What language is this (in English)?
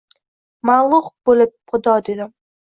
Uzbek